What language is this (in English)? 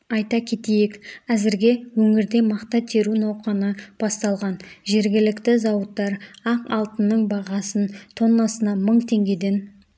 Kazakh